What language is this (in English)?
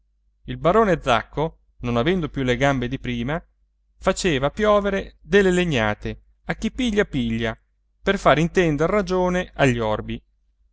Italian